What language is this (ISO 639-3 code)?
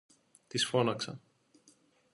ell